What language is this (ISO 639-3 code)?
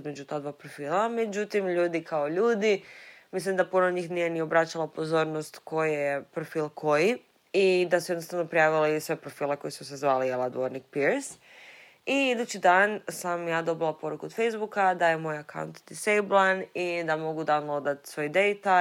hrv